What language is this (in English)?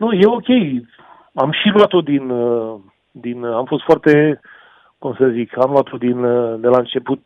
Romanian